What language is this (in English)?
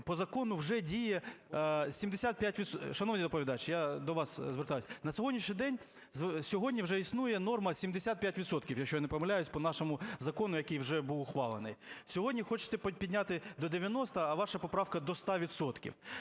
Ukrainian